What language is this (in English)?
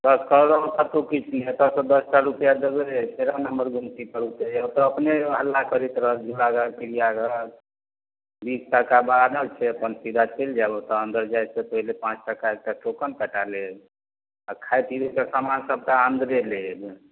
Maithili